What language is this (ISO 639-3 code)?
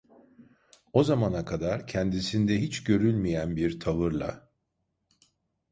tur